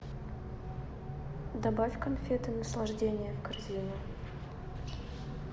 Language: Russian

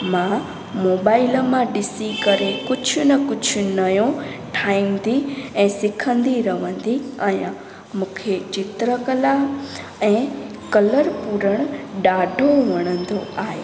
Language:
Sindhi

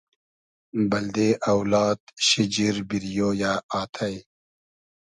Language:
Hazaragi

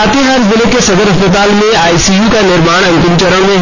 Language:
Hindi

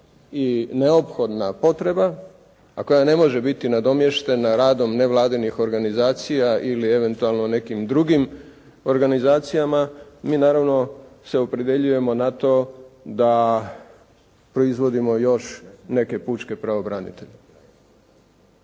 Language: Croatian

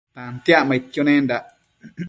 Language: Matsés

